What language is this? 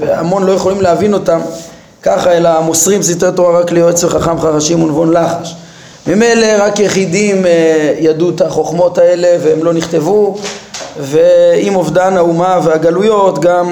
Hebrew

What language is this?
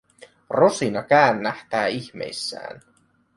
Finnish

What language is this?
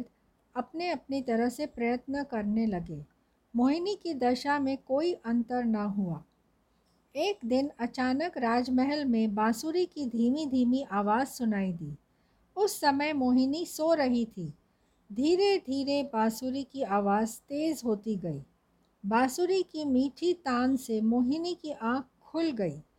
Hindi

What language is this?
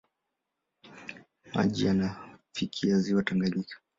Swahili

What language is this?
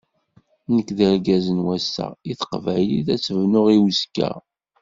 Kabyle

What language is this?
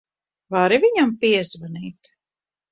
Latvian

